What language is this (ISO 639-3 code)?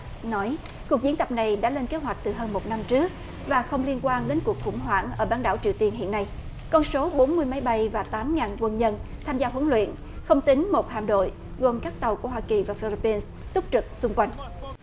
vie